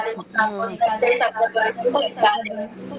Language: Marathi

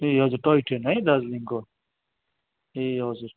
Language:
Nepali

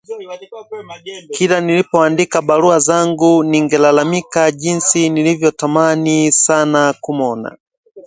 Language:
Swahili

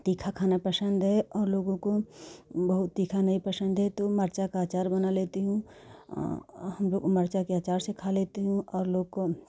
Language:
Hindi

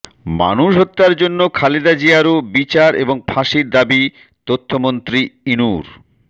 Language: Bangla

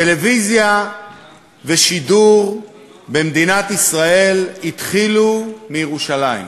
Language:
Hebrew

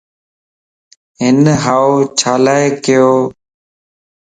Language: Lasi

